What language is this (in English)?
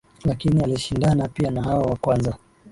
Swahili